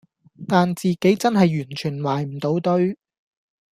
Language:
Cantonese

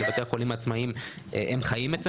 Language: Hebrew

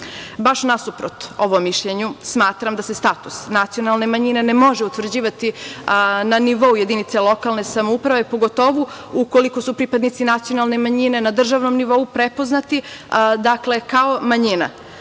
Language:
Serbian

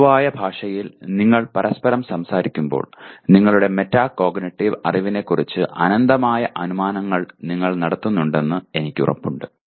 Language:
Malayalam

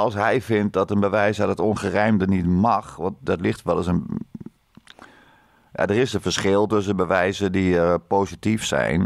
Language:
Dutch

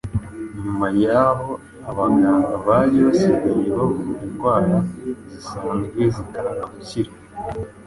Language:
Kinyarwanda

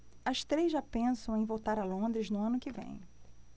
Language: Portuguese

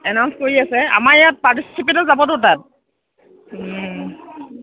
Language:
Assamese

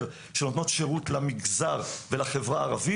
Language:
Hebrew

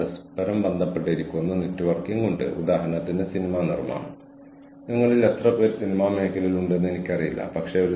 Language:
Malayalam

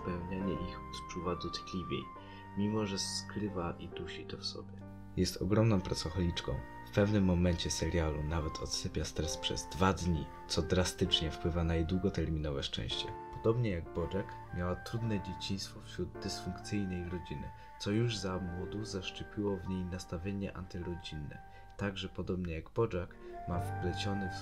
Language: Polish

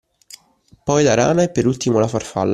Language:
Italian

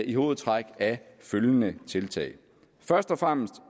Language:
Danish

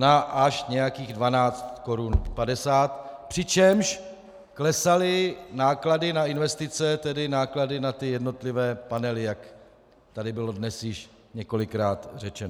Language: Czech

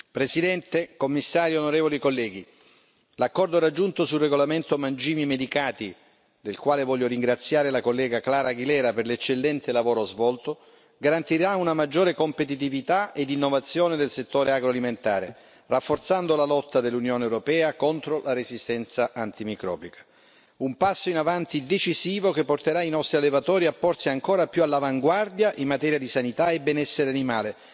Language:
Italian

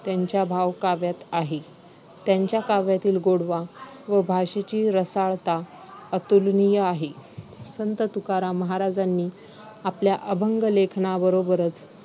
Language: Marathi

